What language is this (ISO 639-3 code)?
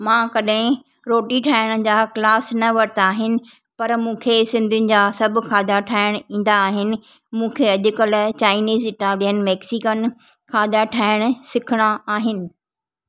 snd